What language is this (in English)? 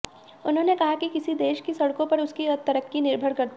Hindi